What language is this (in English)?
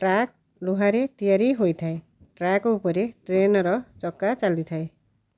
Odia